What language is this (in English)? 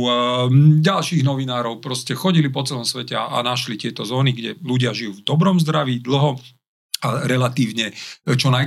Slovak